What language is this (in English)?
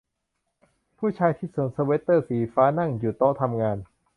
Thai